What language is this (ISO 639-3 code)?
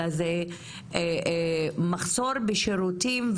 heb